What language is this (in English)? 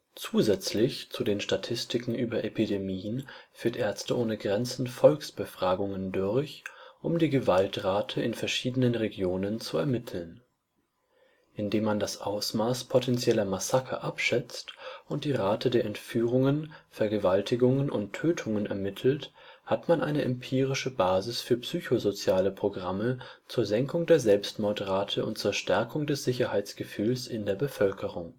German